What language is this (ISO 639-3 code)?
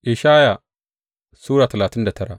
hau